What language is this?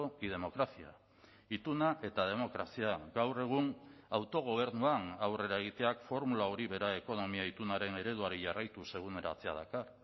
Basque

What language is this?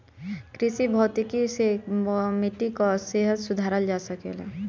Bhojpuri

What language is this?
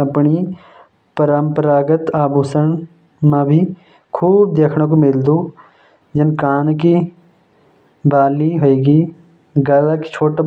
Jaunsari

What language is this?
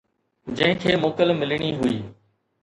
Sindhi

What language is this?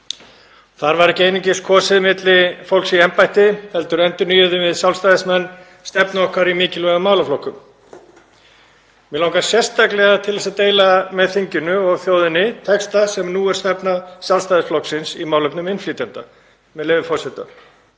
Icelandic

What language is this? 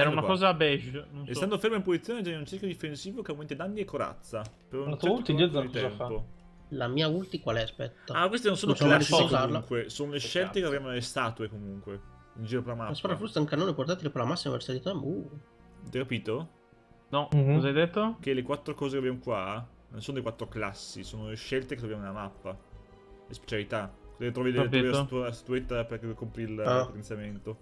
Italian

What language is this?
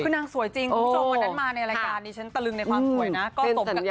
Thai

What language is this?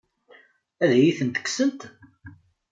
Kabyle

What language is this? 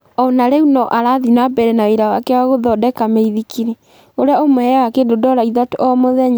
Kikuyu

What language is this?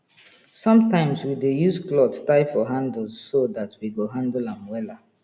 Nigerian Pidgin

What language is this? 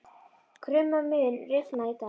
Icelandic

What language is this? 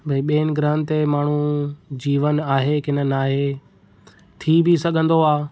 Sindhi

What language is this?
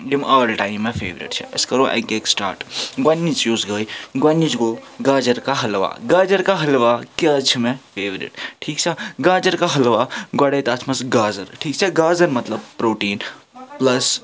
Kashmiri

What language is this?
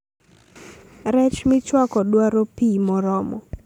Luo (Kenya and Tanzania)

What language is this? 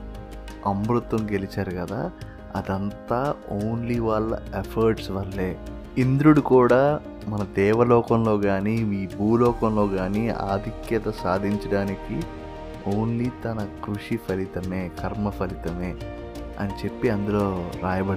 Telugu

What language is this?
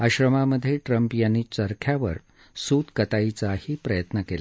Marathi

